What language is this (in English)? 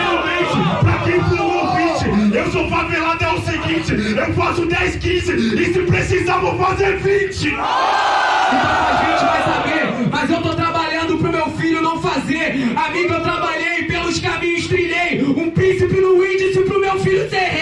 Portuguese